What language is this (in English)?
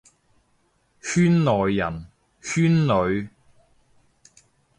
Cantonese